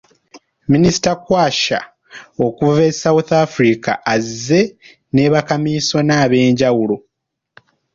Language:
Ganda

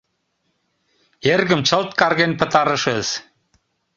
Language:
Mari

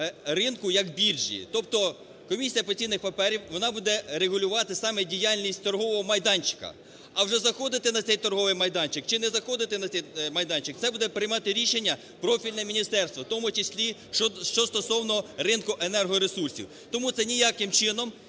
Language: Ukrainian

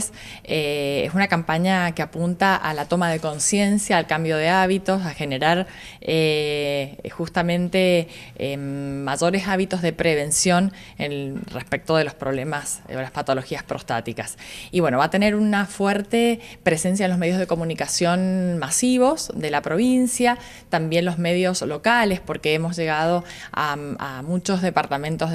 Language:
Spanish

